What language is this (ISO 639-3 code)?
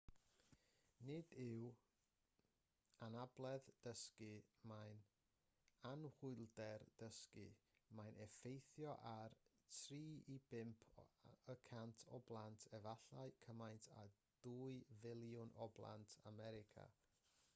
cym